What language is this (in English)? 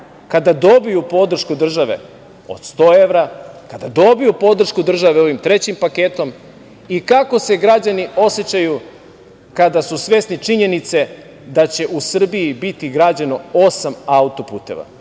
Serbian